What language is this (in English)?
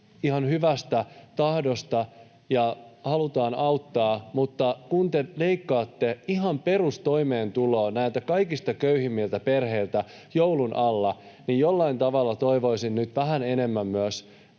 Finnish